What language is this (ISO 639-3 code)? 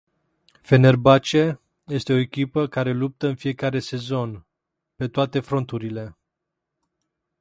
ron